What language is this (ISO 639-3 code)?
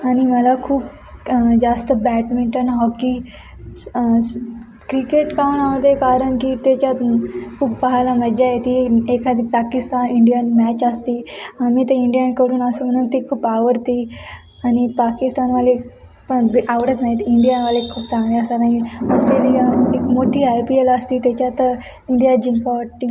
mar